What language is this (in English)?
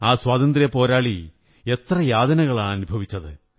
Malayalam